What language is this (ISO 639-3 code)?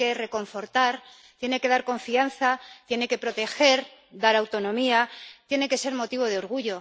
spa